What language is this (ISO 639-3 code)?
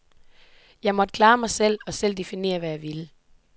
dan